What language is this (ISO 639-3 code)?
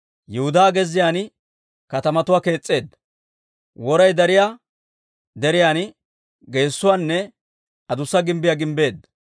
dwr